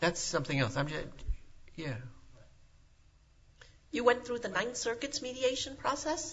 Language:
English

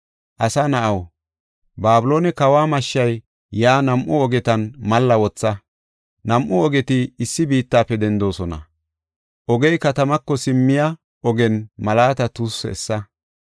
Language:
Gofa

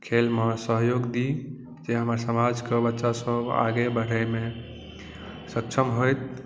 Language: Maithili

